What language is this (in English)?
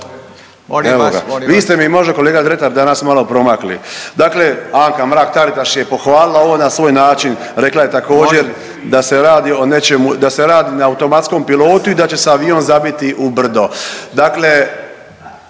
Croatian